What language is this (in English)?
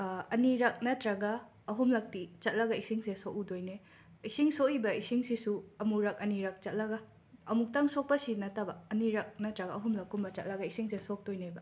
Manipuri